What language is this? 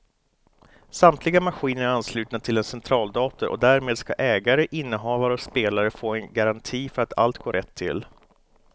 Swedish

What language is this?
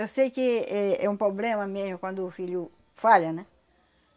Portuguese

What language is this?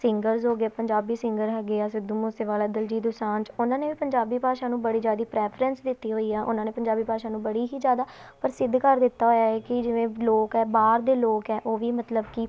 Punjabi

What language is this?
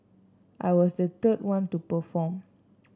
English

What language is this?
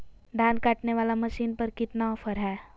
Magahi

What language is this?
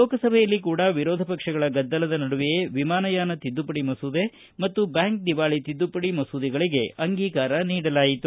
Kannada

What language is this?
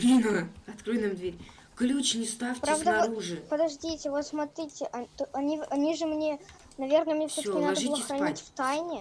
Russian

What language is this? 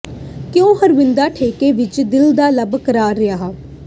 Punjabi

